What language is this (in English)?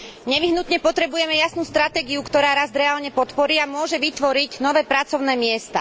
Slovak